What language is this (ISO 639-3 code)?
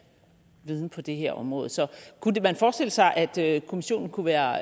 dan